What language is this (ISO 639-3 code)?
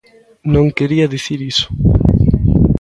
glg